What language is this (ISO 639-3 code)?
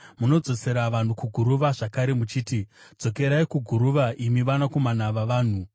sna